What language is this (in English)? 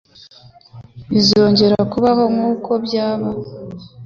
Kinyarwanda